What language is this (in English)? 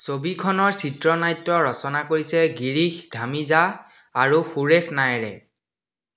Assamese